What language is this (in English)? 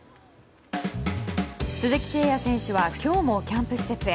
Japanese